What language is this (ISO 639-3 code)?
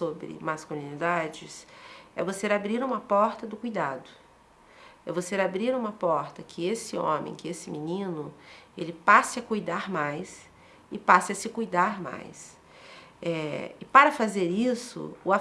por